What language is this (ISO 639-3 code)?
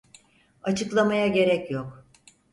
tur